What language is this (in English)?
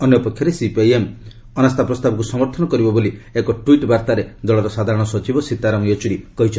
Odia